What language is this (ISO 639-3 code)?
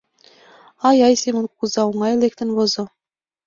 chm